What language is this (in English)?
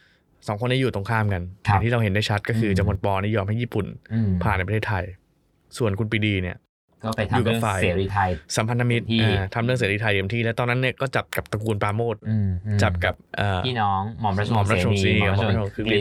Thai